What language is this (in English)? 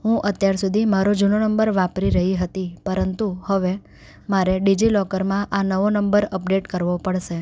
Gujarati